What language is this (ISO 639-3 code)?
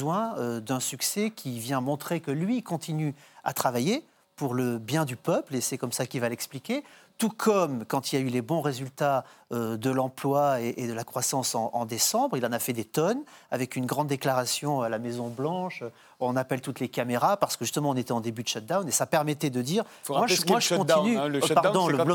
fra